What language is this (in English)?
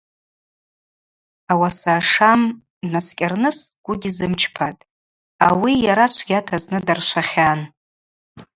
Abaza